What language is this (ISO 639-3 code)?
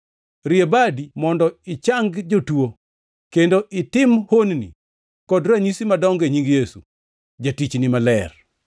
luo